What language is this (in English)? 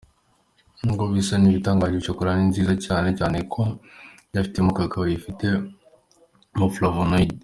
Kinyarwanda